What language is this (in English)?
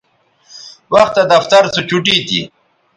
Bateri